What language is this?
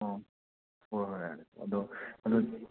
Manipuri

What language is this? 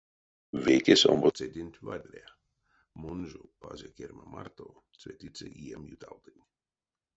Erzya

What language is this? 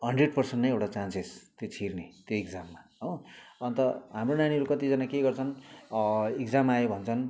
Nepali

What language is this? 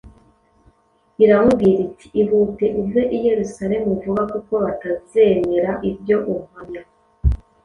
Kinyarwanda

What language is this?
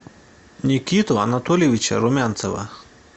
Russian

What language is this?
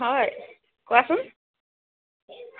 Assamese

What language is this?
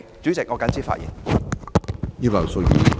Cantonese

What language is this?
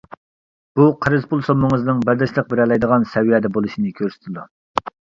Uyghur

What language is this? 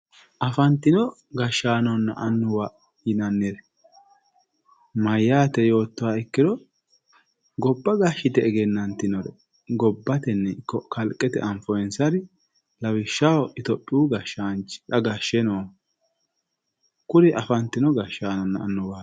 Sidamo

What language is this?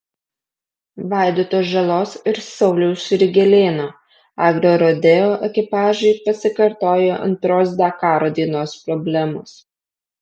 Lithuanian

